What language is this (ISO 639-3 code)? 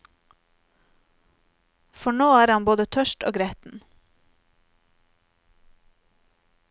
nor